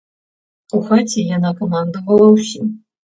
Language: Belarusian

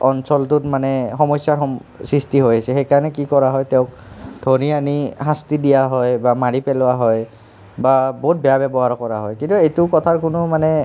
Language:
Assamese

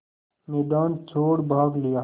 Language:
Hindi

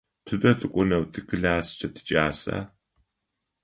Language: Adyghe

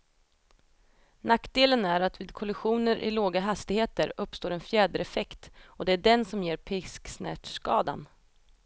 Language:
Swedish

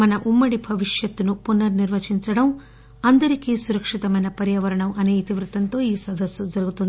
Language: Telugu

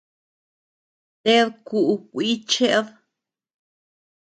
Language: Tepeuxila Cuicatec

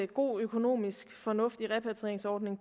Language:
Danish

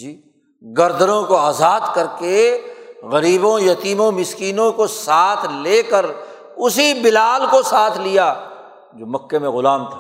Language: Urdu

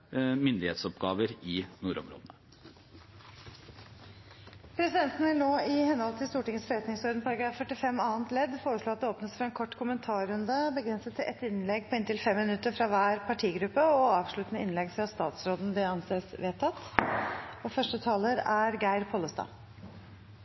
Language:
Norwegian Bokmål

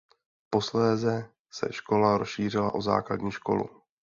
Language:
Czech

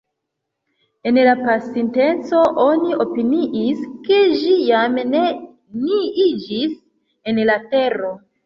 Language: Esperanto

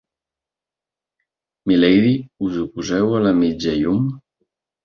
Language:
Catalan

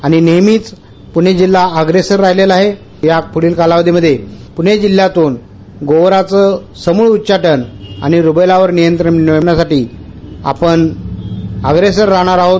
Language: Marathi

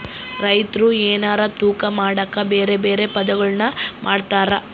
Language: Kannada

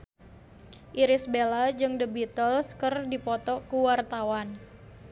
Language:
Sundanese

